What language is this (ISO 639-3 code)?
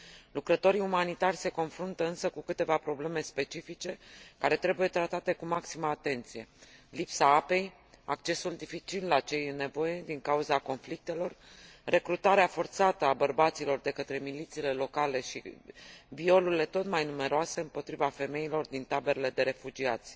ron